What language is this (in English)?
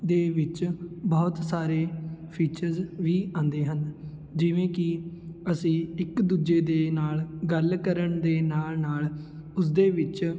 Punjabi